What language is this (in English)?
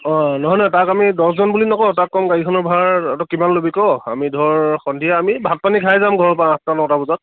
Assamese